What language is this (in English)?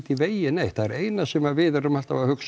Icelandic